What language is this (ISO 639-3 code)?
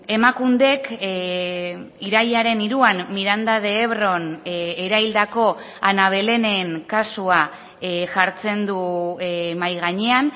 eus